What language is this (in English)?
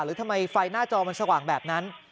Thai